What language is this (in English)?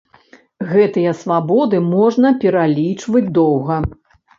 Belarusian